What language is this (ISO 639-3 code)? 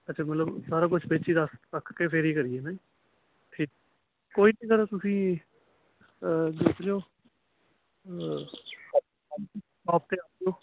pan